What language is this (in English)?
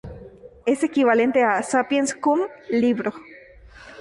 Spanish